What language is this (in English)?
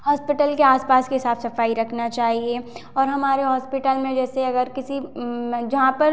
Hindi